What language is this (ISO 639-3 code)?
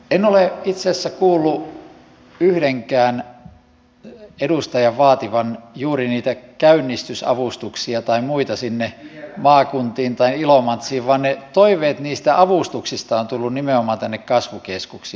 fin